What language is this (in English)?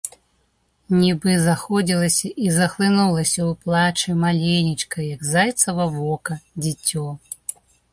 Belarusian